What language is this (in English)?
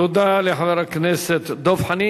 Hebrew